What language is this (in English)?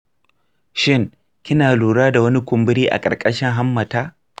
Hausa